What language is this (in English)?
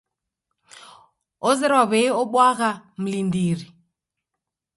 Taita